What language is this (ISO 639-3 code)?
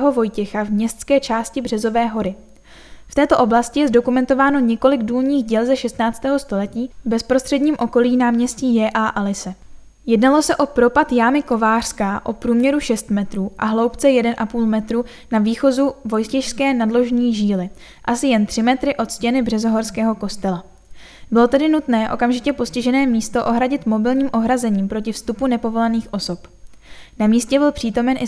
ces